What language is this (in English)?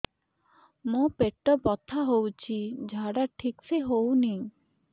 Odia